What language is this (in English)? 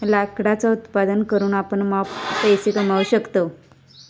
Marathi